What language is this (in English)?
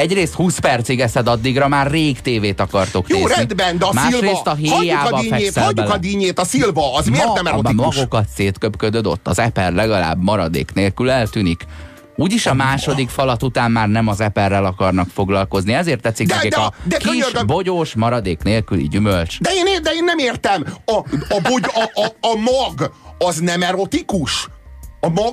Hungarian